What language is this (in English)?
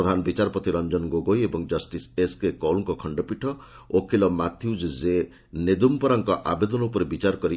Odia